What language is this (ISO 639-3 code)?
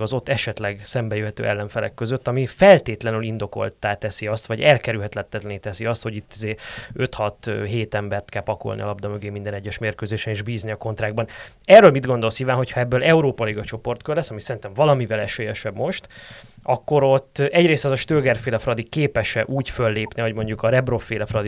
hun